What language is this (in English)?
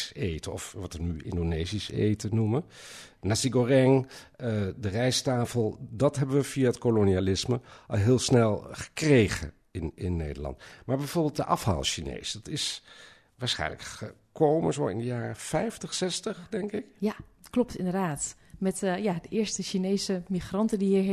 Dutch